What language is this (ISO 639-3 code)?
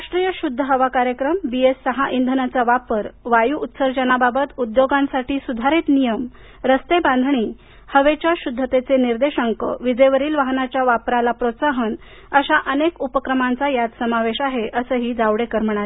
mar